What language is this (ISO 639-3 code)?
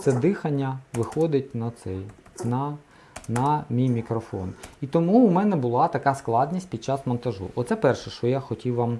ukr